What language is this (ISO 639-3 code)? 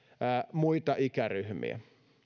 fin